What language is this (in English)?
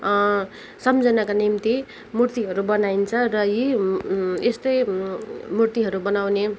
Nepali